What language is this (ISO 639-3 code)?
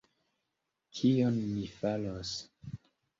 epo